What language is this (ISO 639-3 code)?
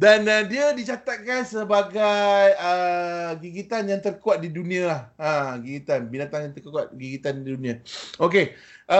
msa